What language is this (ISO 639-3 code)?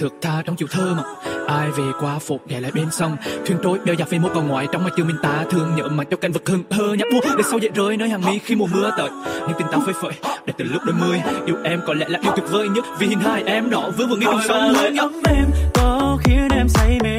tha